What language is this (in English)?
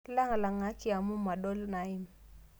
Masai